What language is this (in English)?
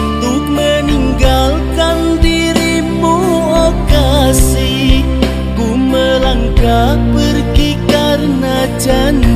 Indonesian